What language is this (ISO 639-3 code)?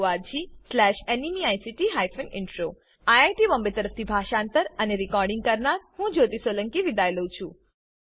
guj